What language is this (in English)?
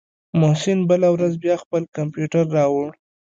Pashto